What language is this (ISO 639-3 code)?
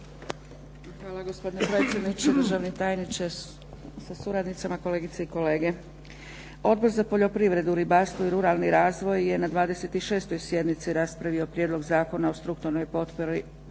hrv